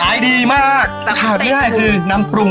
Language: Thai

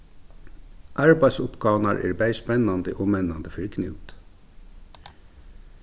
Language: Faroese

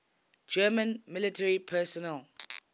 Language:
English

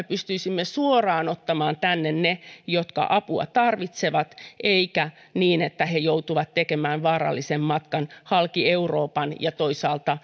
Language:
Finnish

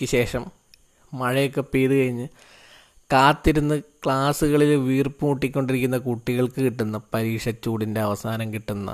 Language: Malayalam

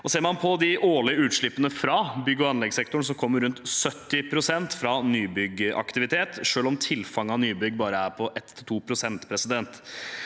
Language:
Norwegian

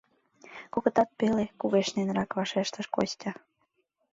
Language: Mari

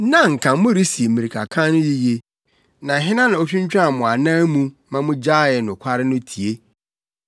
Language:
Akan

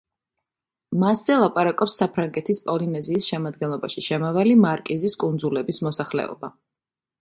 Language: Georgian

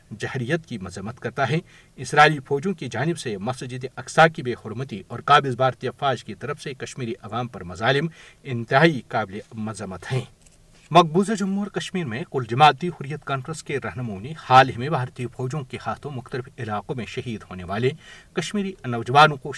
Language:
Urdu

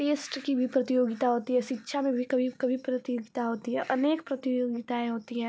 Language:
Hindi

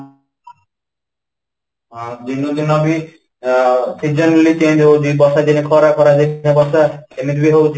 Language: Odia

